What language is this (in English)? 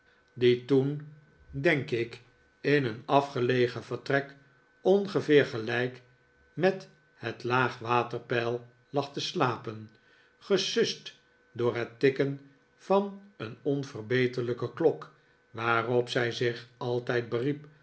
Dutch